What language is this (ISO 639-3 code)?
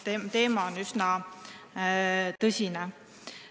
est